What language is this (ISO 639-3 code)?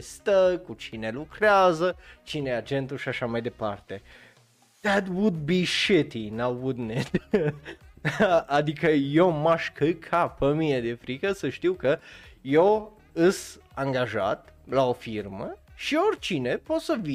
ron